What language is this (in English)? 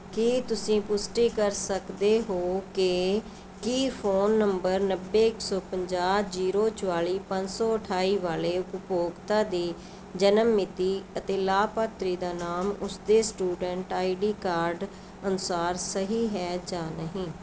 Punjabi